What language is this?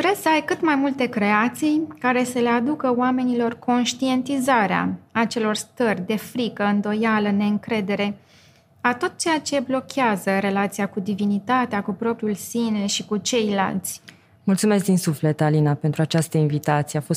Romanian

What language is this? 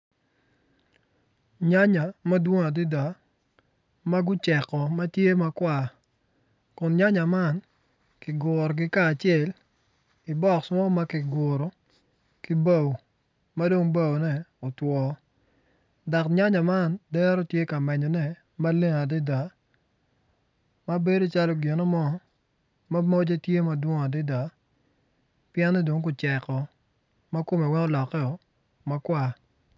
Acoli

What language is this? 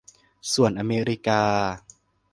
Thai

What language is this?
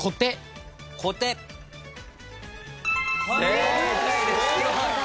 Japanese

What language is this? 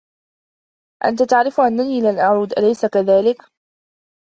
Arabic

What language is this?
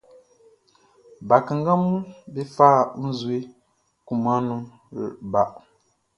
Baoulé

